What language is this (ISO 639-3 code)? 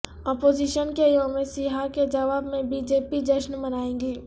urd